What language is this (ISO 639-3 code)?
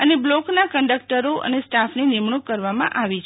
guj